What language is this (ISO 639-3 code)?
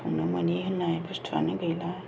brx